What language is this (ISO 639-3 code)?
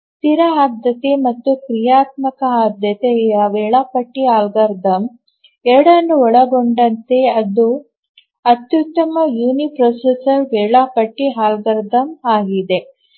kan